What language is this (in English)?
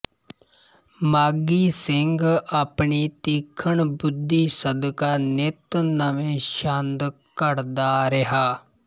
Punjabi